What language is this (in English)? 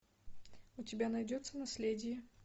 Russian